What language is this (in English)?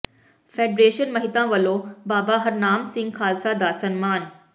Punjabi